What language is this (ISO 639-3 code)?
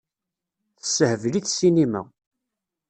kab